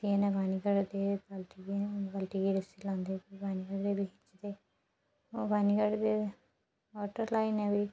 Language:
Dogri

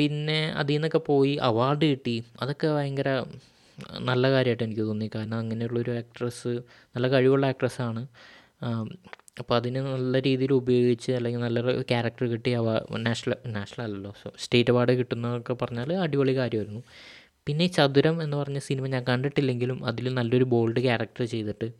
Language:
Malayalam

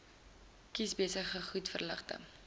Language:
Afrikaans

